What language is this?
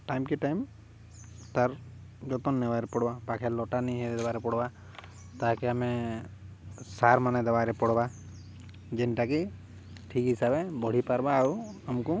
Odia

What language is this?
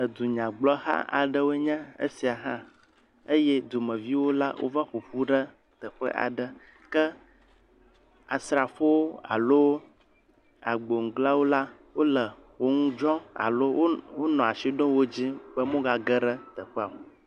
Ewe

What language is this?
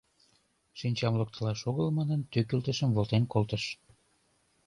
Mari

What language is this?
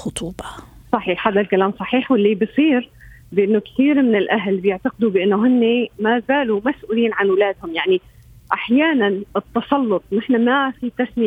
Arabic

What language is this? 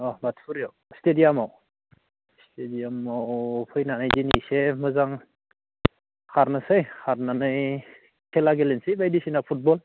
Bodo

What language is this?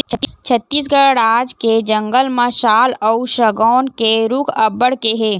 Chhattisgarhi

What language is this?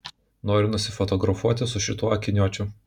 Lithuanian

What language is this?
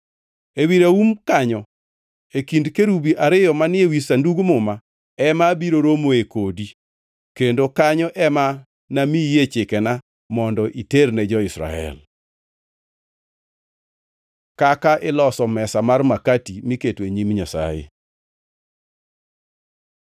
Luo (Kenya and Tanzania)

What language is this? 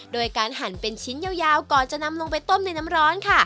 Thai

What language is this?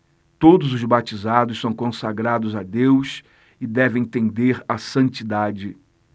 Portuguese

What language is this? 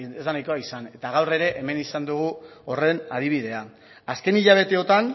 Basque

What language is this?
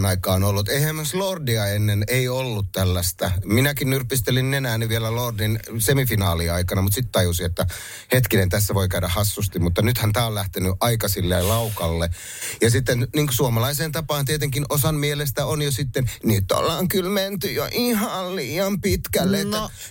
Finnish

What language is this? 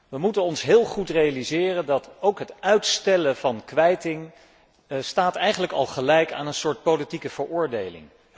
Dutch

